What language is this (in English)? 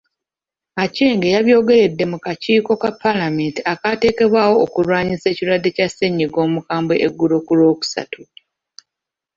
Ganda